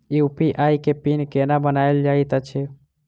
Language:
Maithili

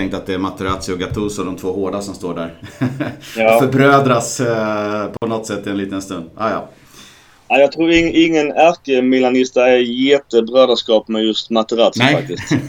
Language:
Swedish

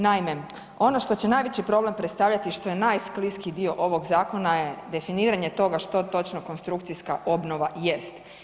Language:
Croatian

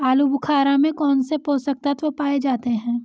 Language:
Hindi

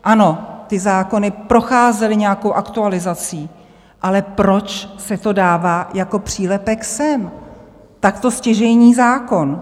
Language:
Czech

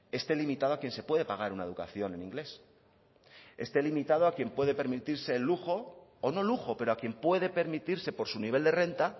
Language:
Spanish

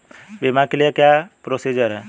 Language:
Hindi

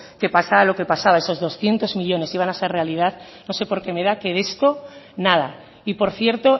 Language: Spanish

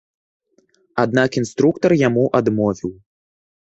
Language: Belarusian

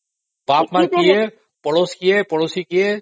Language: Odia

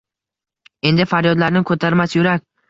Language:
Uzbek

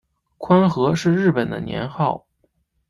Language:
Chinese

